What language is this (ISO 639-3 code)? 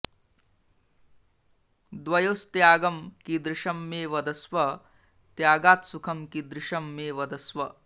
san